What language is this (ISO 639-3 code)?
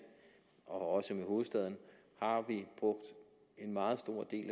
dan